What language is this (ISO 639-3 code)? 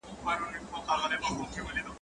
pus